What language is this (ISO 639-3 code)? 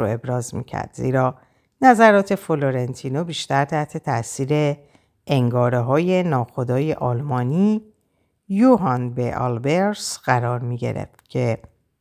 fas